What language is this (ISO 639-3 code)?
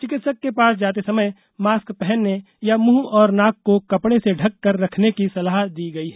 hin